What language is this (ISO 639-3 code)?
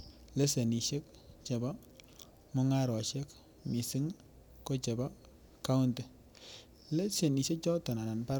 kln